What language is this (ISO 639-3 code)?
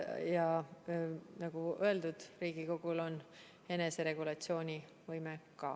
est